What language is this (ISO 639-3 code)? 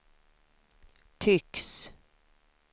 swe